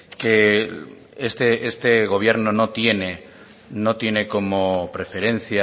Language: Spanish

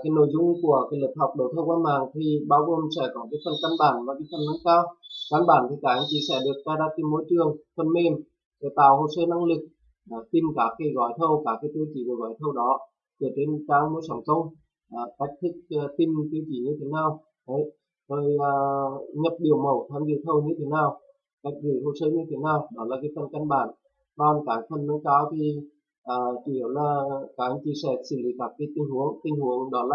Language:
Vietnamese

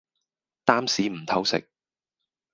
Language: Cantonese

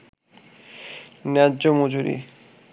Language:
Bangla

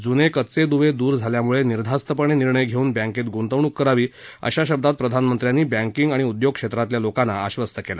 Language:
Marathi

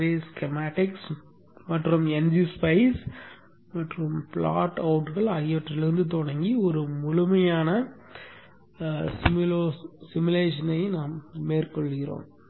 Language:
Tamil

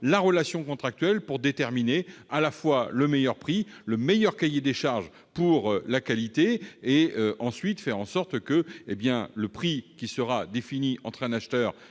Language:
French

